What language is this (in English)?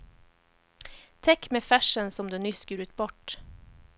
Swedish